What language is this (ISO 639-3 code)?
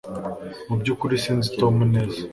kin